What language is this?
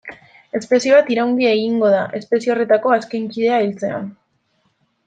Basque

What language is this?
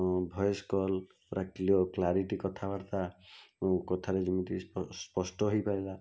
Odia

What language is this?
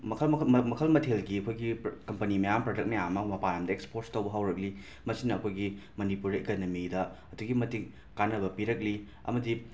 Manipuri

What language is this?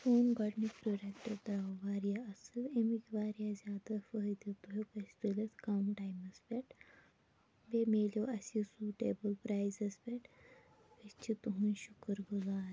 Kashmiri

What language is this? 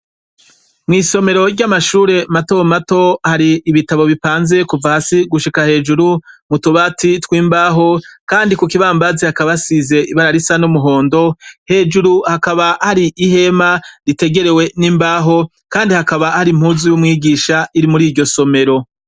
Rundi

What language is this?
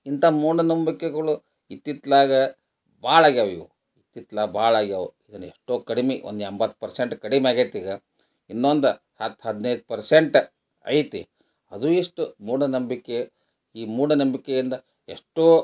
Kannada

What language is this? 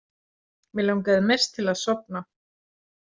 Icelandic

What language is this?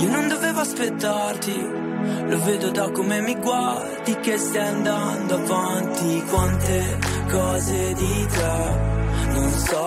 Italian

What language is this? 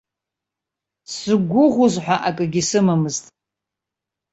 Abkhazian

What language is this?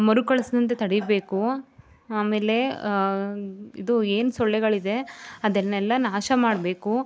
Kannada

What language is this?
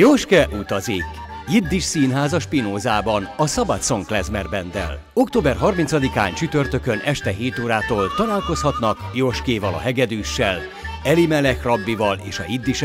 Hungarian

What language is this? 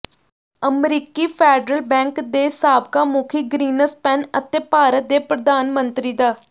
Punjabi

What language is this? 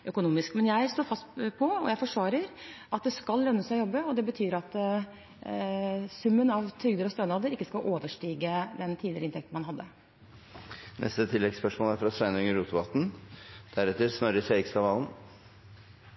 Norwegian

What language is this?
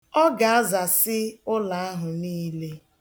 Igbo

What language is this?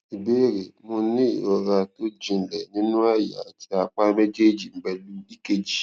Yoruba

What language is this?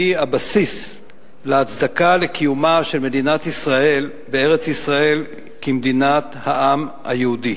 Hebrew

